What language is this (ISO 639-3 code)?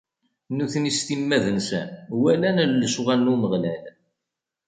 kab